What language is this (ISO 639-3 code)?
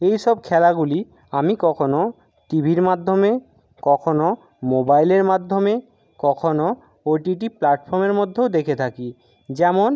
ben